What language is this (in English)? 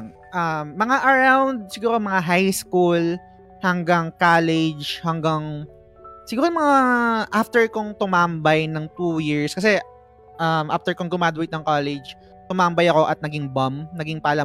Filipino